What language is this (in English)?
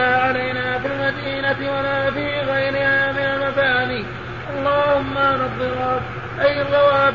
Arabic